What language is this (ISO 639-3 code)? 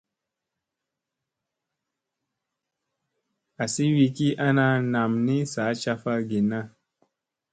mse